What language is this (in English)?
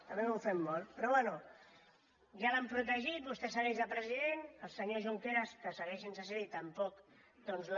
Catalan